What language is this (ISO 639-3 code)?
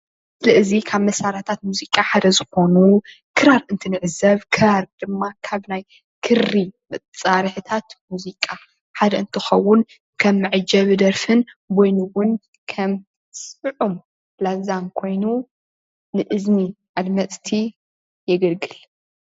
tir